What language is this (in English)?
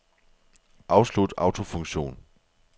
Danish